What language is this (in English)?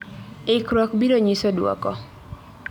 Luo (Kenya and Tanzania)